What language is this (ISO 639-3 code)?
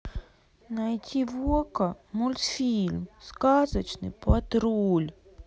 rus